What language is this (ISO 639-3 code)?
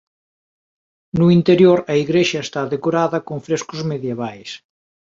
glg